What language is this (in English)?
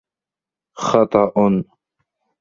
Arabic